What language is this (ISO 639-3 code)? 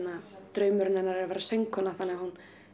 isl